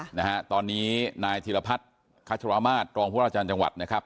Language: Thai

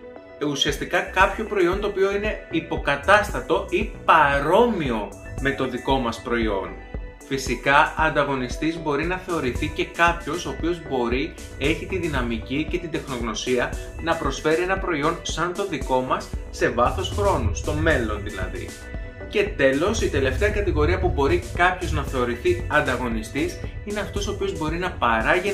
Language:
Greek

